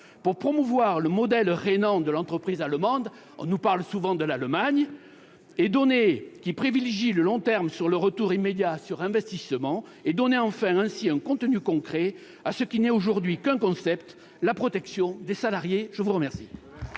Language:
French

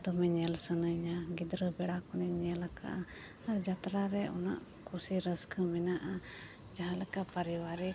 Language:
Santali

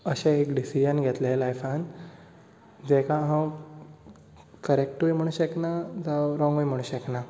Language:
Konkani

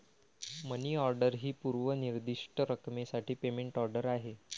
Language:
Marathi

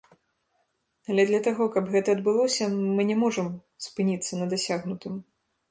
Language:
Belarusian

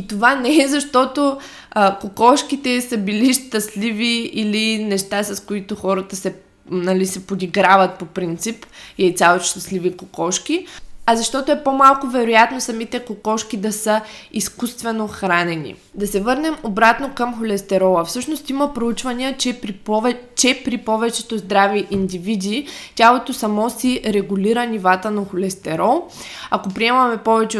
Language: Bulgarian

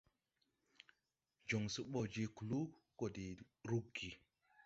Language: Tupuri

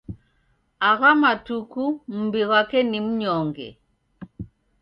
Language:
Taita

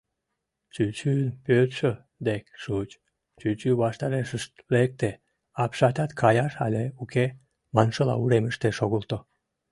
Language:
Mari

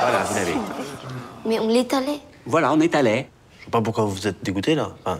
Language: French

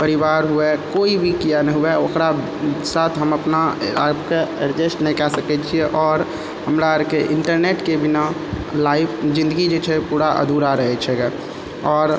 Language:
Maithili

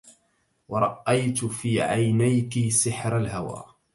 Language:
Arabic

